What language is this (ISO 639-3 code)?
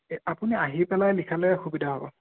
asm